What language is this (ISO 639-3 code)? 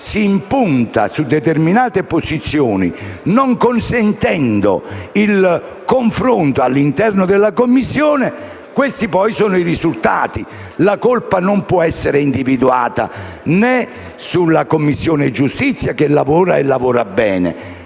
ita